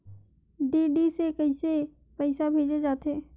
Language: Chhattisgarhi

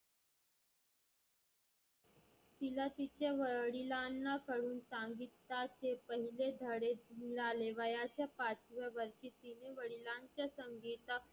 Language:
Marathi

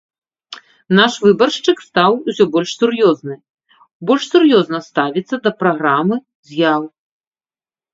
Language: Belarusian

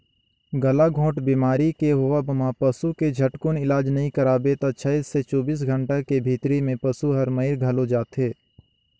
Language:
Chhattisgarhi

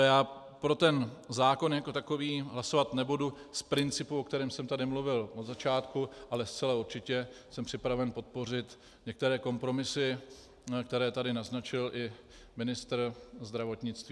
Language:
Czech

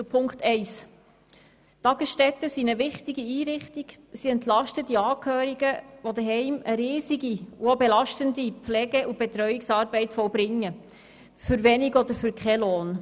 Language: Swiss German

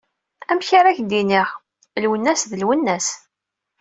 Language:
Kabyle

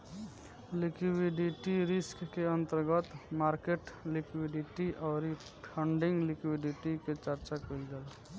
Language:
Bhojpuri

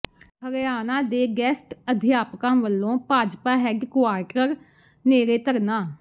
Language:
Punjabi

